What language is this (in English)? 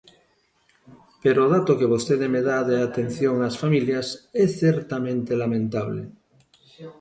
Galician